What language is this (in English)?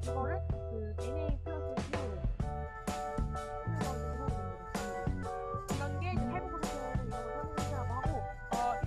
Korean